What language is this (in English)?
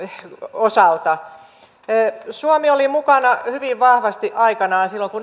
Finnish